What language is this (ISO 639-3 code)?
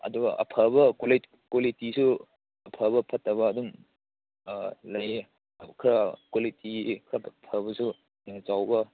mni